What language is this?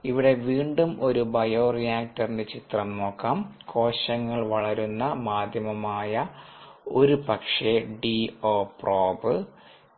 Malayalam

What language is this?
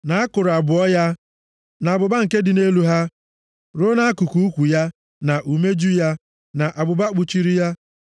Igbo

